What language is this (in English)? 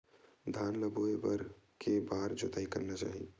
Chhattisgarhi